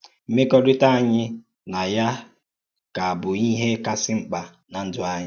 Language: Igbo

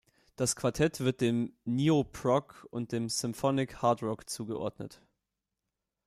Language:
German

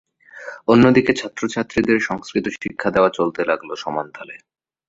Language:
Bangla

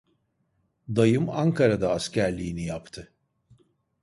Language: Turkish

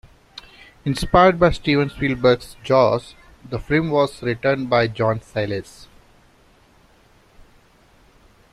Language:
English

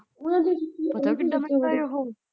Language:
Punjabi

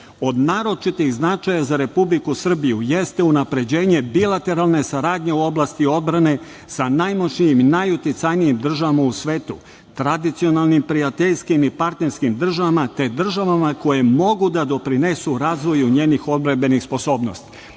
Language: Serbian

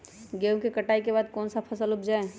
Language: Magahi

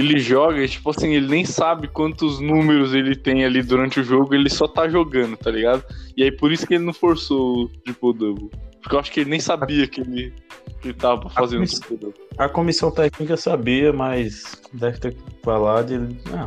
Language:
Portuguese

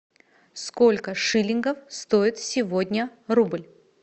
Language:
Russian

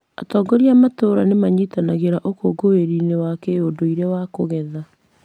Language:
Kikuyu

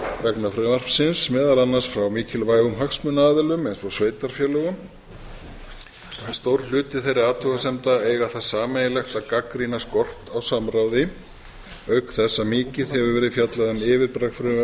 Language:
Icelandic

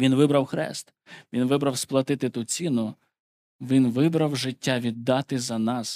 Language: Ukrainian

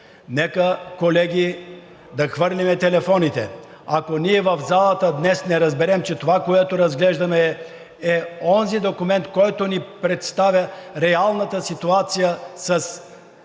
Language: Bulgarian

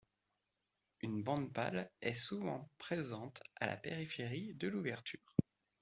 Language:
French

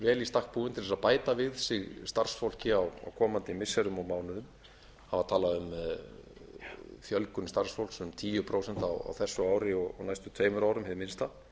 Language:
Icelandic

